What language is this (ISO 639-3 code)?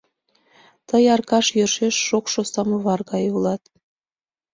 chm